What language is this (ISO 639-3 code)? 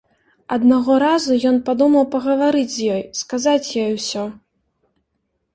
bel